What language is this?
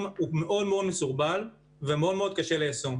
Hebrew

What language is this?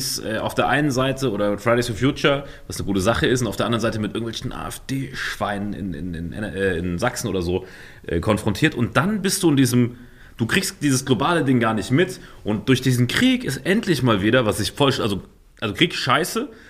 German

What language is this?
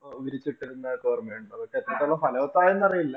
Malayalam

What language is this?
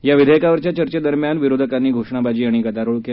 Marathi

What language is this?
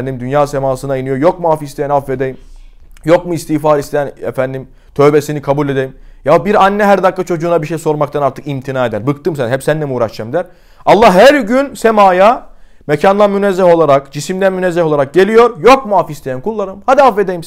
Turkish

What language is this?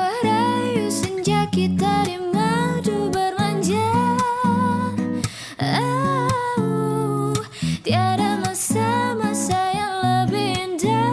Indonesian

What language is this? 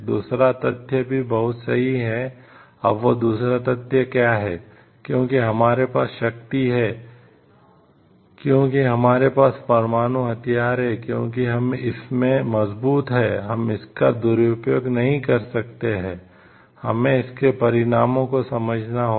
Hindi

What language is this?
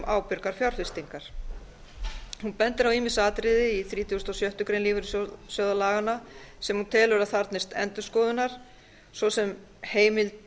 Icelandic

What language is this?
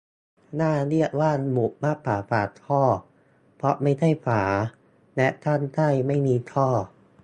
Thai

